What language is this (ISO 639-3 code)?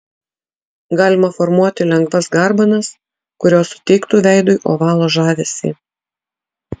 lit